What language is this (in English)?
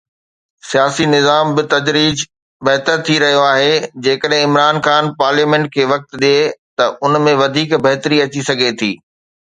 Sindhi